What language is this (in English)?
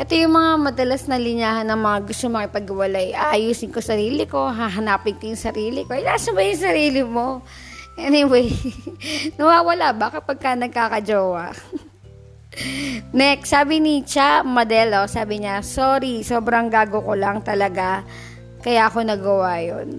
Filipino